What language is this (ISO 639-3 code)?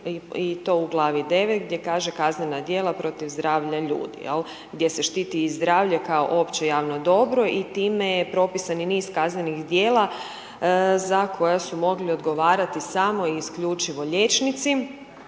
hrv